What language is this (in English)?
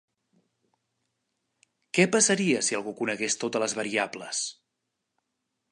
Catalan